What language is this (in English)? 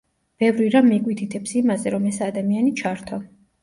Georgian